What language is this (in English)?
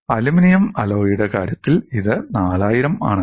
Malayalam